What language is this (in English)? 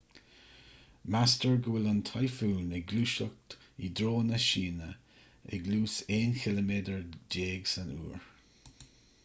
Irish